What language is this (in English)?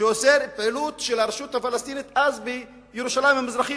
Hebrew